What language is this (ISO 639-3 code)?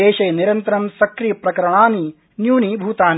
san